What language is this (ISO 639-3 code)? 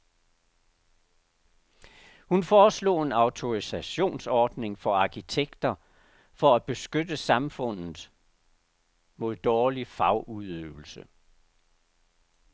dan